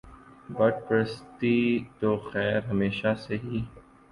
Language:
Urdu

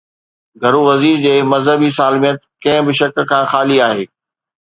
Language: Sindhi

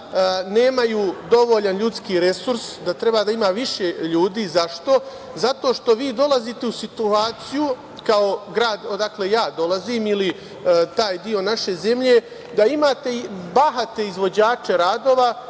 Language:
Serbian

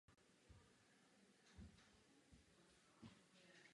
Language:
Czech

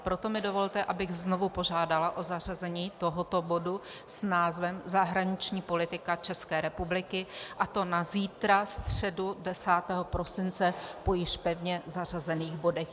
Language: Czech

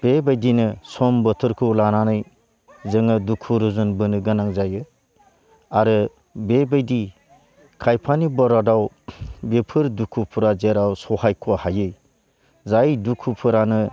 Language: Bodo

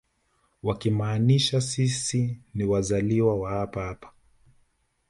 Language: Swahili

